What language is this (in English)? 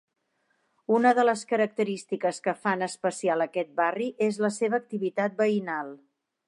Catalan